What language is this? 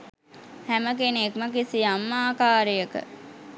Sinhala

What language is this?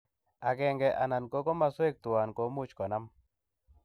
Kalenjin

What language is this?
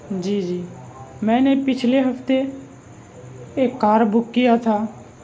Urdu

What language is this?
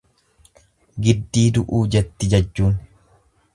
Oromo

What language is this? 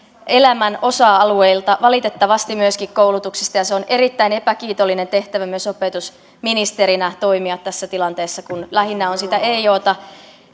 Finnish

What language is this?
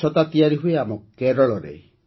Odia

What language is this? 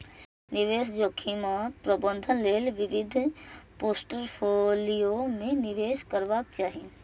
Maithili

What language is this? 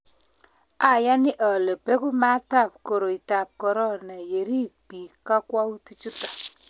Kalenjin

